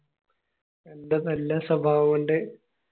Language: Malayalam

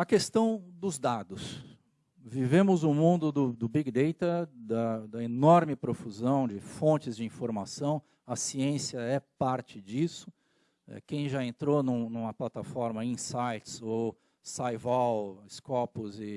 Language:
Portuguese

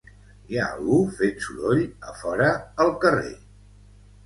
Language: Catalan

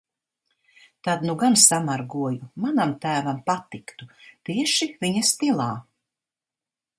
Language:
Latvian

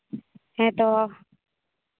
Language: Santali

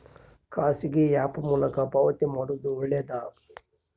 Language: Kannada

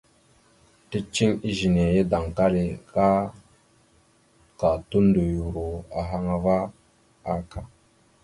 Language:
Mada (Cameroon)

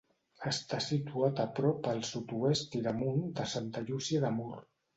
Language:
Catalan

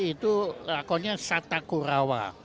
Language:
Indonesian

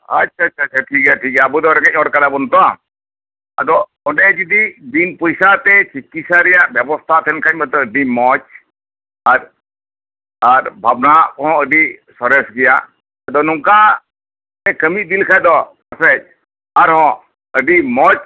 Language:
Santali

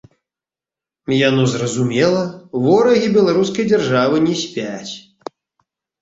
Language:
Belarusian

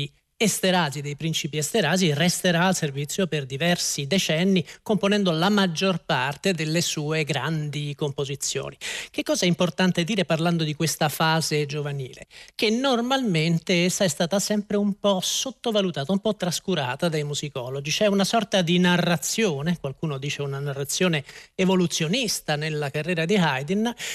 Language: Italian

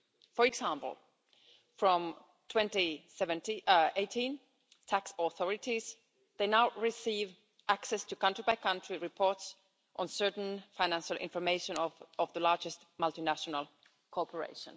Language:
English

